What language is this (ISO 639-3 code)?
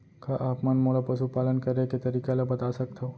hne